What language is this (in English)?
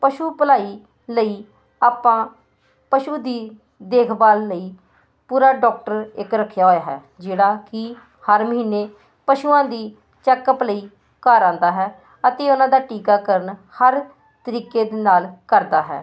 Punjabi